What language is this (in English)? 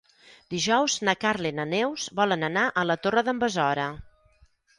Catalan